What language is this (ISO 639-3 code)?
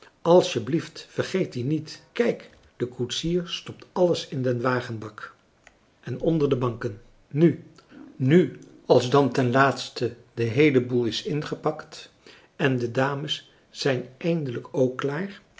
nld